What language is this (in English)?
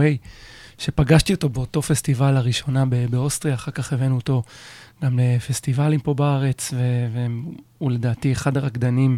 Hebrew